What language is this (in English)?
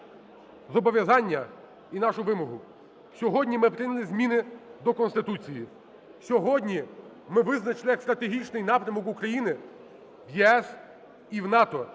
Ukrainian